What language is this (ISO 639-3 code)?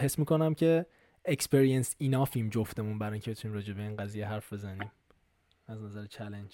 fas